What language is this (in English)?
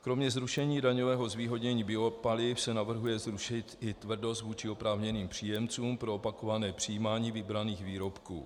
Czech